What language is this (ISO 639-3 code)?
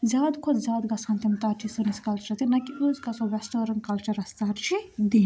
kas